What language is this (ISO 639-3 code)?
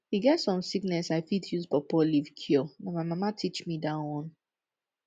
pcm